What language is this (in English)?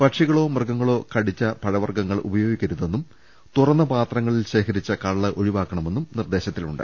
Malayalam